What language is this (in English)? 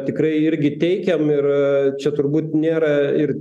Lithuanian